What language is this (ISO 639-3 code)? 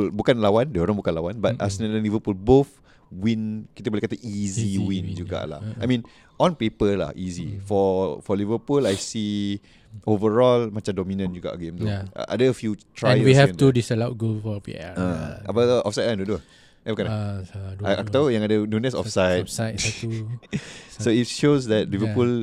msa